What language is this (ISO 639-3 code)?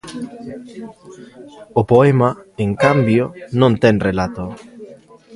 glg